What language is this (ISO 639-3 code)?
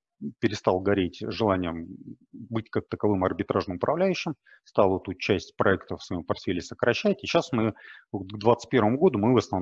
rus